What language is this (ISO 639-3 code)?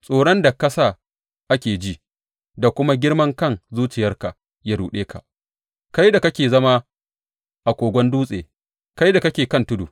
hau